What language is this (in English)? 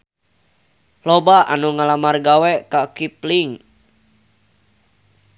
Sundanese